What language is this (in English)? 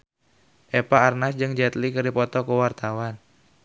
Sundanese